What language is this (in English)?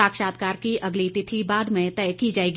Hindi